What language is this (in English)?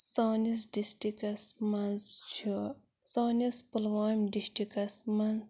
Kashmiri